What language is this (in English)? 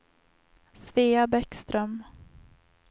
Swedish